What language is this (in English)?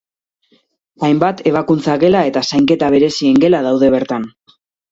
Basque